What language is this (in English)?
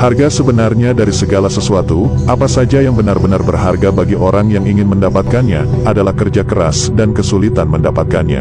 Indonesian